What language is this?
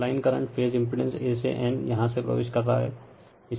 Hindi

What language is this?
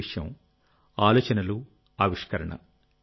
Telugu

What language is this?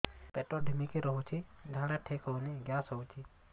Odia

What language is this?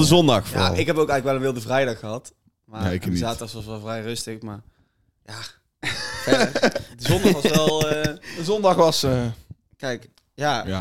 Dutch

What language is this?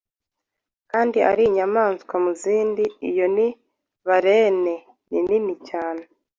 Kinyarwanda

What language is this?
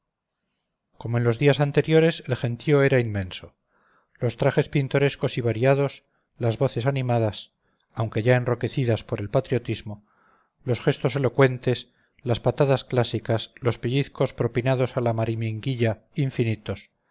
Spanish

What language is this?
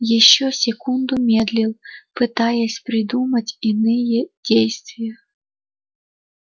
Russian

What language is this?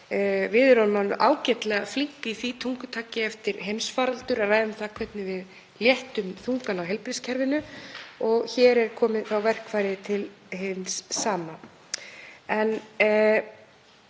Icelandic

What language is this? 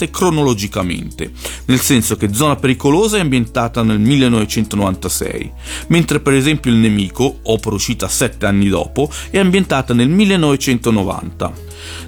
Italian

